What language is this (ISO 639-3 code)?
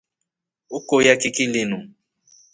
rof